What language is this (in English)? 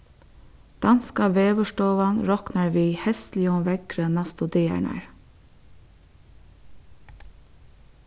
Faroese